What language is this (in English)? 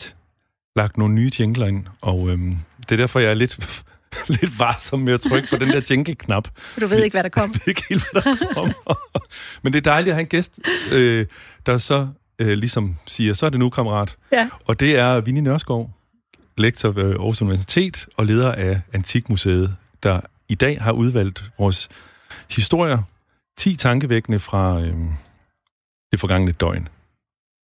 Danish